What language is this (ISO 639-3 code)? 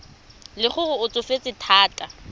tsn